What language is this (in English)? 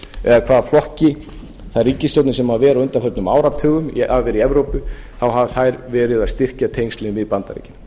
Icelandic